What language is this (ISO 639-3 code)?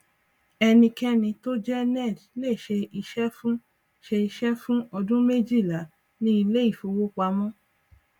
yor